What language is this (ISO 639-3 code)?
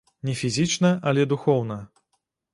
bel